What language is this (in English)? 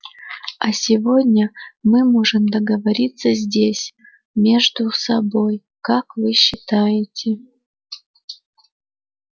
Russian